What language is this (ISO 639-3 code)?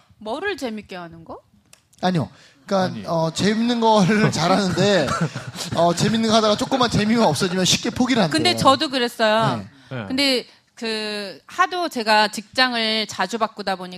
kor